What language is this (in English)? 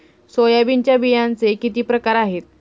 Marathi